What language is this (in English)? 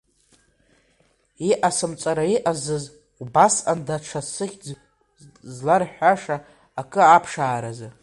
Abkhazian